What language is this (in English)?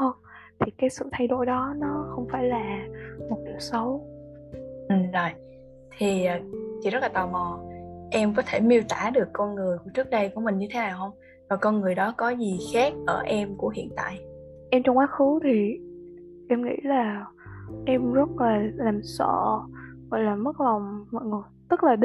Vietnamese